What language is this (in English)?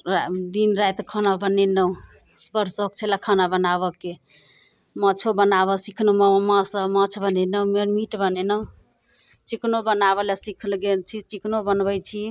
Maithili